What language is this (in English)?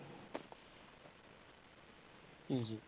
Punjabi